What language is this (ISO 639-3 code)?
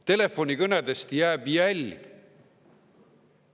est